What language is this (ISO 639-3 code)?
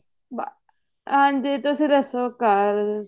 pan